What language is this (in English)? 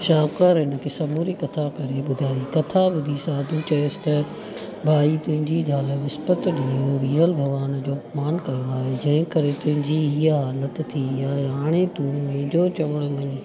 Sindhi